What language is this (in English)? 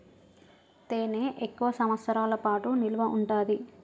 Telugu